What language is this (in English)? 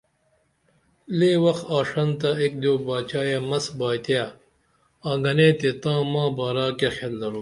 Dameli